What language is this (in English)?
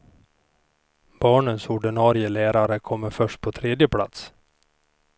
Swedish